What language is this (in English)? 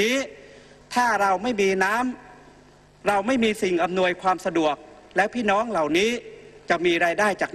Thai